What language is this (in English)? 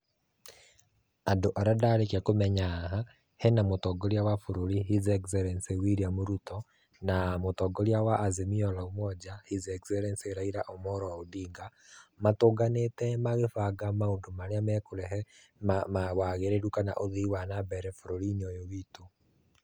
Kikuyu